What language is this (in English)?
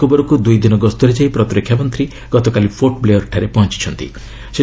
Odia